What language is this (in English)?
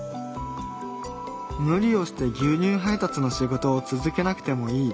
Japanese